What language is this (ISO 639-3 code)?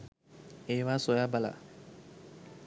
sin